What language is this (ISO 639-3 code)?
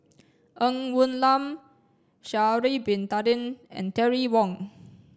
eng